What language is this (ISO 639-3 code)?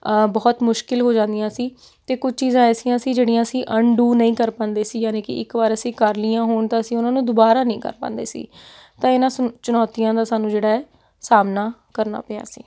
pan